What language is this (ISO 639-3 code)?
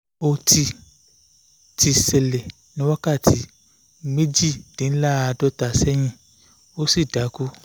yor